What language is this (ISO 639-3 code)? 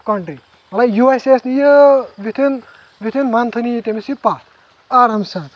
kas